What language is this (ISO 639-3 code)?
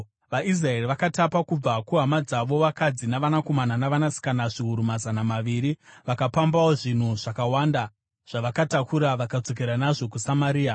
sna